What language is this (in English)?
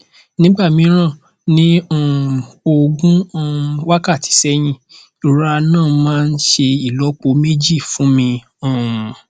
Yoruba